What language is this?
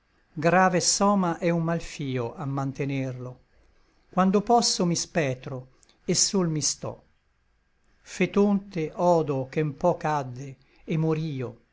Italian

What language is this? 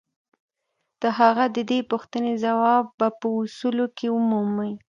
Pashto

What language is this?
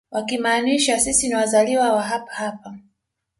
Swahili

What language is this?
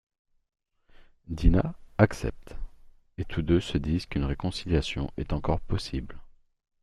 French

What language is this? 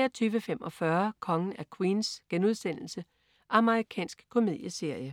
Danish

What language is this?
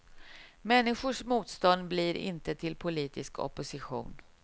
Swedish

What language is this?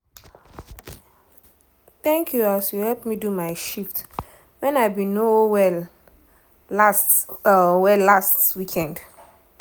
Nigerian Pidgin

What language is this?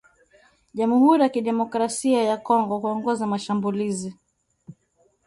Swahili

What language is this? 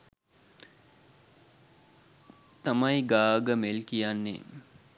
Sinhala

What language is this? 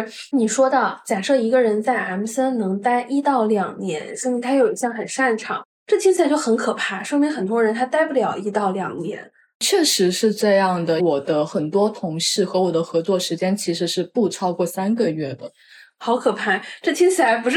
Chinese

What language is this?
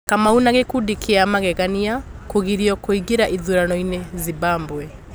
Kikuyu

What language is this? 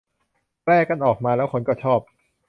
Thai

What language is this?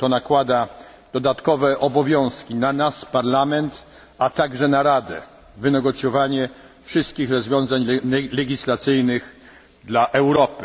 Polish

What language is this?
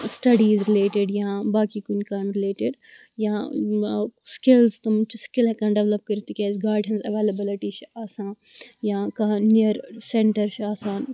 Kashmiri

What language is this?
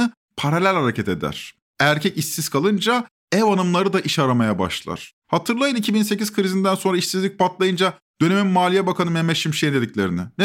Turkish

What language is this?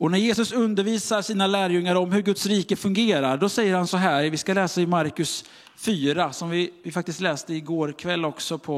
Swedish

